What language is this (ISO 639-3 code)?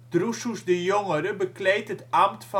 nld